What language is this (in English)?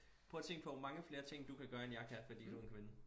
Danish